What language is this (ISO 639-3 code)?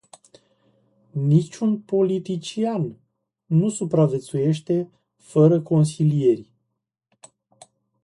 ron